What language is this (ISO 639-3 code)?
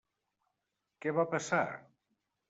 cat